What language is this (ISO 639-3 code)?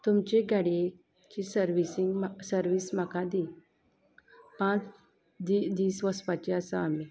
kok